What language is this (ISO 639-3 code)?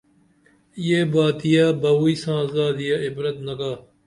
dml